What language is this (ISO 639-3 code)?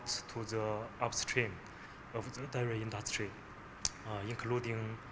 ind